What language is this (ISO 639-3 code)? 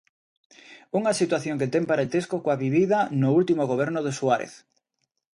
glg